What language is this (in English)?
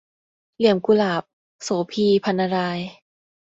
Thai